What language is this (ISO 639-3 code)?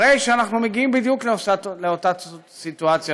heb